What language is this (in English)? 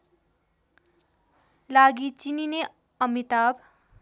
Nepali